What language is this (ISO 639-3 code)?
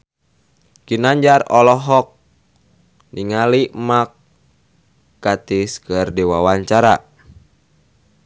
sun